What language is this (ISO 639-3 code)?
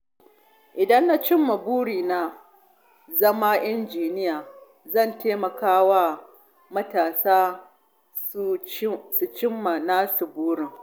hau